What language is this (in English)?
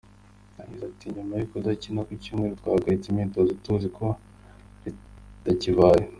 Kinyarwanda